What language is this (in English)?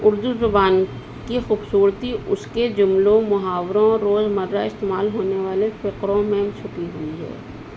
Urdu